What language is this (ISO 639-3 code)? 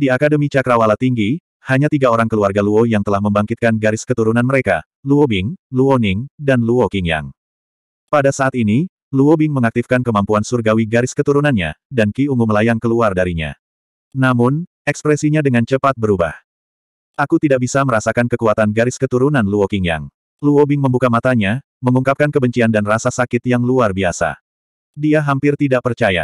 ind